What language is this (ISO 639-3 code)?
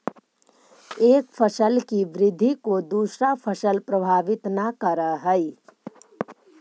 mag